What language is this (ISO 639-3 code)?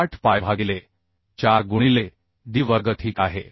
mar